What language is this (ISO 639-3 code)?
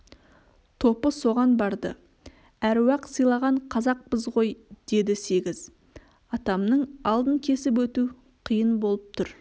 kaz